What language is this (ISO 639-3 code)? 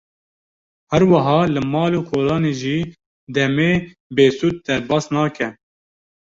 kur